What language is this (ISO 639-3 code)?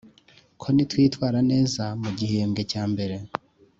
kin